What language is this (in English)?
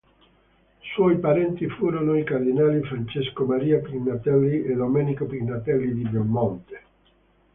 Italian